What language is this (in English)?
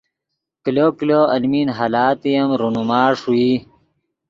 Yidgha